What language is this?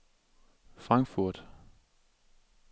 Danish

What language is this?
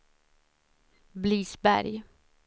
Swedish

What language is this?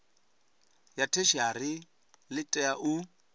Venda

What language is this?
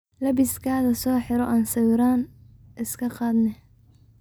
Somali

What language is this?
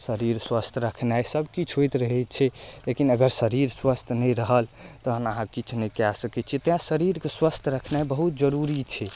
Maithili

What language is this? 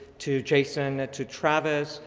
English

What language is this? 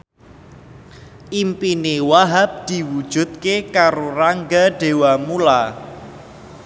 Javanese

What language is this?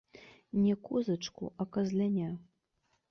Belarusian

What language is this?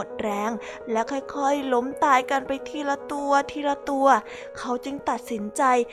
Thai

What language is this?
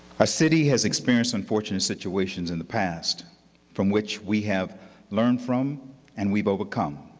English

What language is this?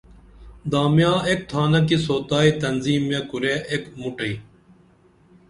Dameli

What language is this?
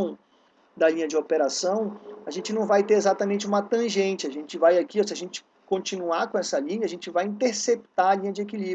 Portuguese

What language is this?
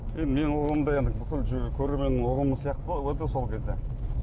Kazakh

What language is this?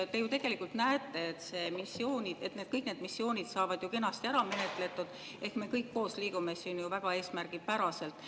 Estonian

